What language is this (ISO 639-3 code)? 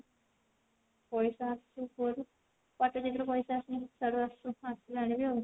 ori